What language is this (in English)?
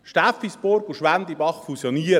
Swiss German